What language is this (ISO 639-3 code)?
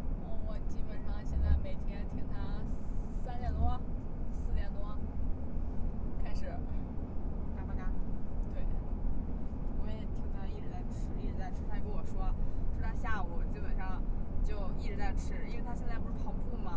zho